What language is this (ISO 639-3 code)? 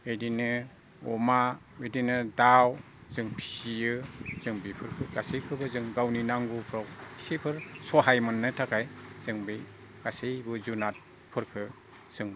brx